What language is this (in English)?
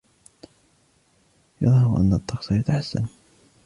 Arabic